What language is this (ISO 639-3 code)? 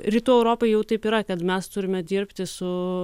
lit